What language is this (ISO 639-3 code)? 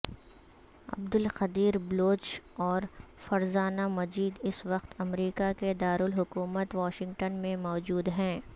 urd